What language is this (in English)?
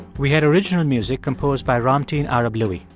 English